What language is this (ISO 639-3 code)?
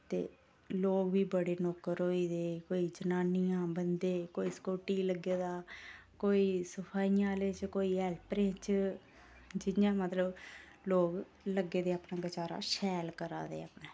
doi